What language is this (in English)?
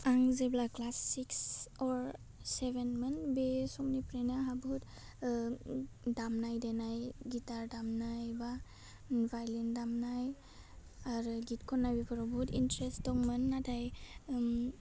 Bodo